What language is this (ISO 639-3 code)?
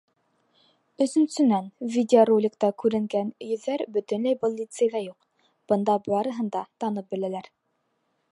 bak